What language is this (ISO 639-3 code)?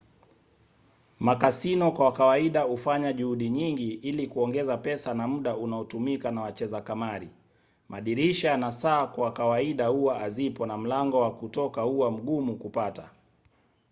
swa